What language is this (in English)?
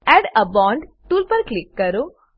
Gujarati